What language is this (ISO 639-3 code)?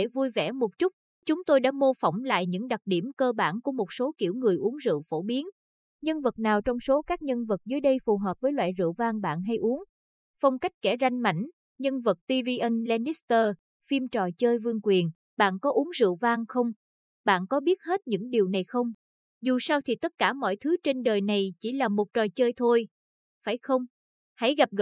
vie